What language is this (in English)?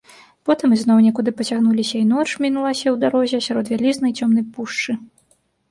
Belarusian